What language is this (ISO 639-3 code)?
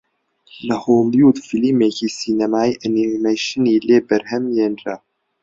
ckb